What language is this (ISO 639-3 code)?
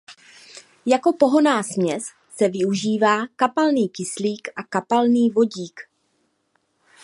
ces